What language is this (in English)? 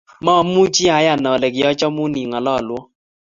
Kalenjin